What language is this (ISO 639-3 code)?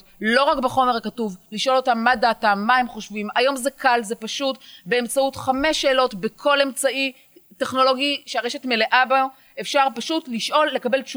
heb